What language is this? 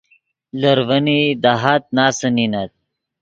Yidgha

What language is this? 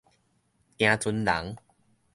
Min Nan Chinese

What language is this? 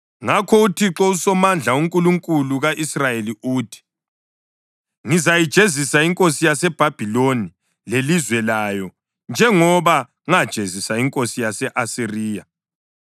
North Ndebele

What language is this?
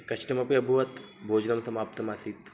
Sanskrit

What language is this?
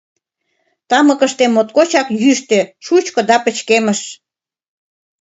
Mari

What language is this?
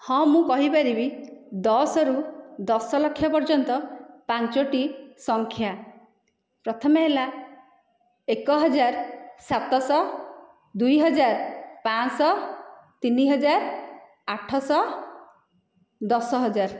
Odia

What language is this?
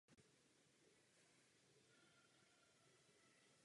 Czech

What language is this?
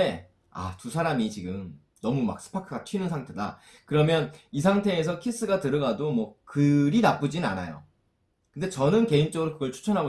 Korean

